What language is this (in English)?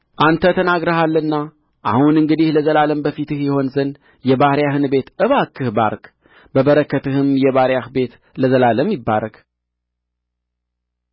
Amharic